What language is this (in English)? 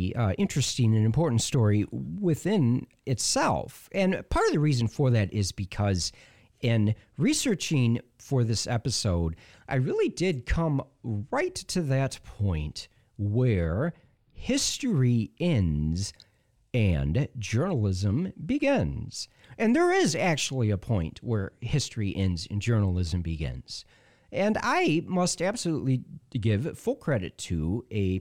English